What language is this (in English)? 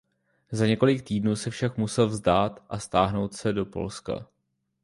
Czech